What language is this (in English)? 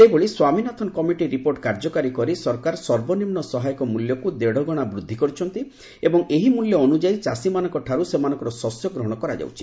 Odia